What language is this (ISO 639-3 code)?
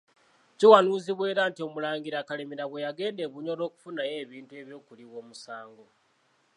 lug